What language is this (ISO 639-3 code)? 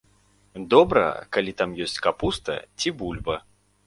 bel